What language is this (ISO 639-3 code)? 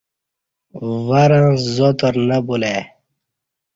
bsh